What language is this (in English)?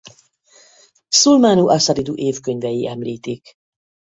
Hungarian